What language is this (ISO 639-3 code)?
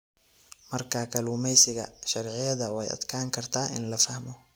som